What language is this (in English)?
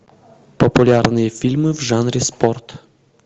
Russian